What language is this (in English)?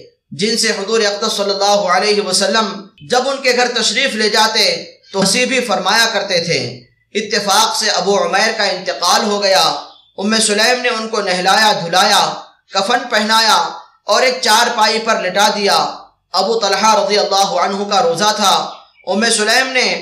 Arabic